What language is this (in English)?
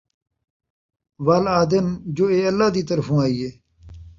Saraiki